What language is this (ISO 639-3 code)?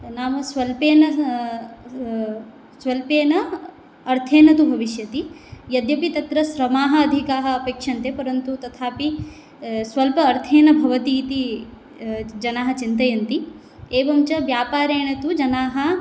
san